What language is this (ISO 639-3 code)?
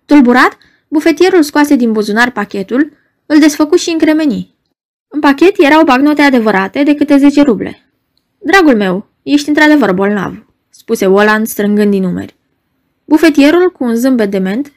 ron